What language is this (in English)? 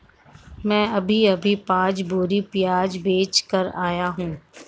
Hindi